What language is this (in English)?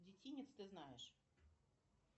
Russian